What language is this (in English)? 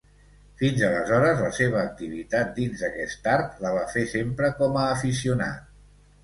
Catalan